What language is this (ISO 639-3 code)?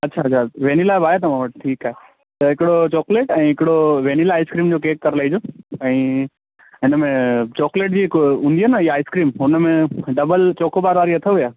snd